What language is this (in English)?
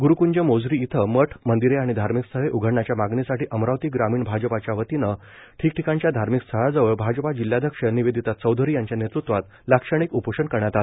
Marathi